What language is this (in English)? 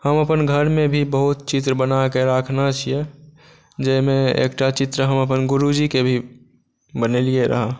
Maithili